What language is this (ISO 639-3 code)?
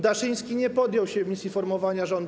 pol